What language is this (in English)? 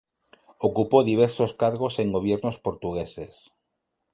Spanish